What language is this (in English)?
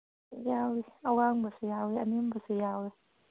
Manipuri